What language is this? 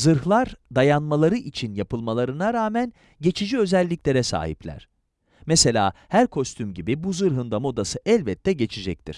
Turkish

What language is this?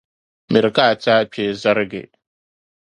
Dagbani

